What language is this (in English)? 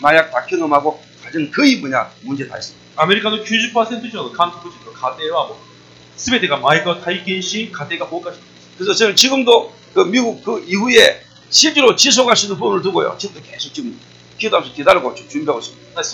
Korean